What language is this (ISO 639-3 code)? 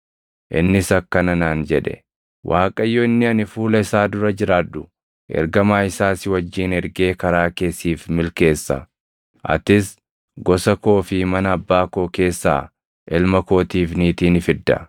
orm